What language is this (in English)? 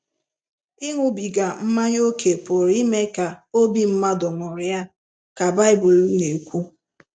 Igbo